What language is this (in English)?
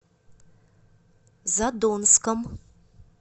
Russian